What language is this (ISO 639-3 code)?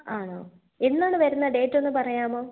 mal